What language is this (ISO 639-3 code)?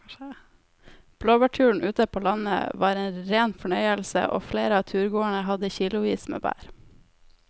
nor